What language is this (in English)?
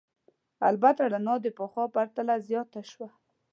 Pashto